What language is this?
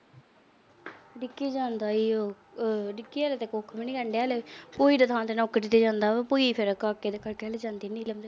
Punjabi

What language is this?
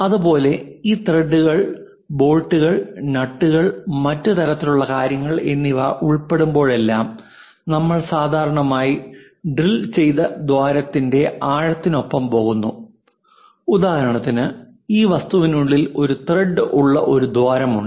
Malayalam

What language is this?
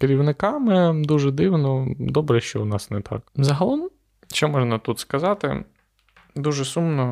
Ukrainian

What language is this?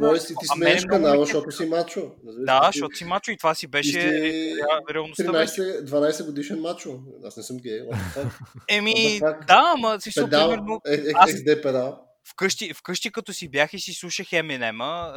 Bulgarian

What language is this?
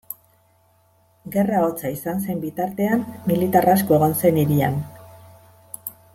Basque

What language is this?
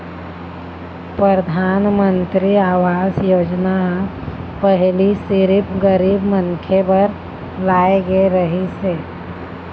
Chhattisgarhi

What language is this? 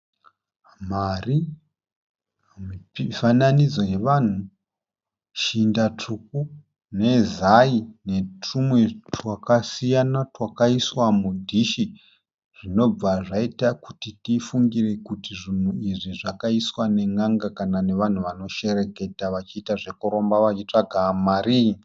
Shona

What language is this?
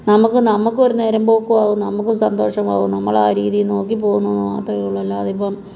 Malayalam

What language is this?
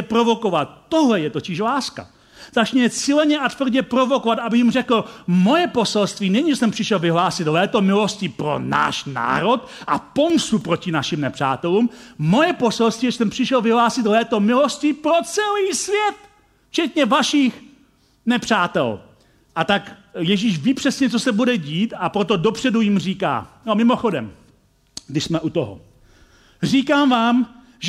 Czech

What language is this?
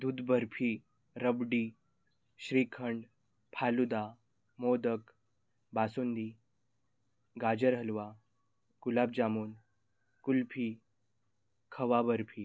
Marathi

